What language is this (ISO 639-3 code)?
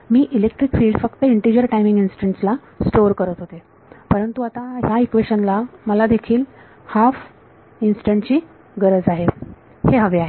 mar